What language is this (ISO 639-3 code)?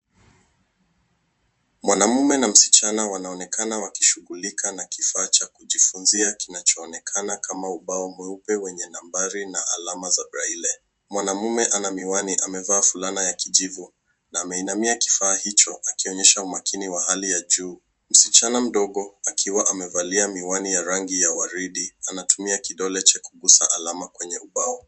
swa